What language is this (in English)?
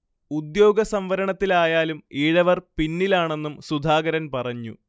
Malayalam